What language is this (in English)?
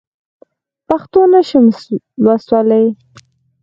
Pashto